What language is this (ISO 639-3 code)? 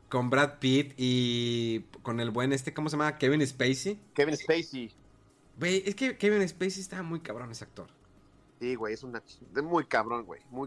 spa